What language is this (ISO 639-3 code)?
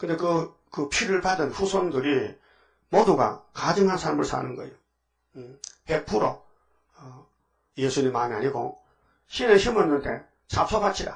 kor